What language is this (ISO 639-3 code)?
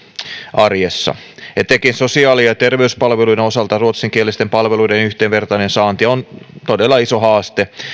fin